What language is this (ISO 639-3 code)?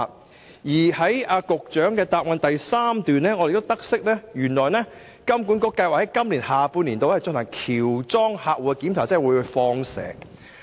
yue